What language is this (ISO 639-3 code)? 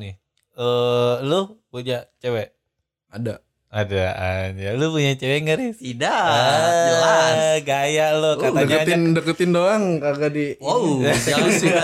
ind